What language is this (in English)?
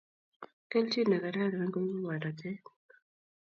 Kalenjin